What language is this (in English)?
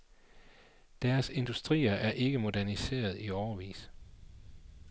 Danish